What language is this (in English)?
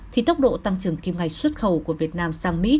Vietnamese